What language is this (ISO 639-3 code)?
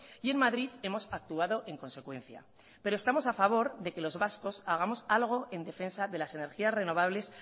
spa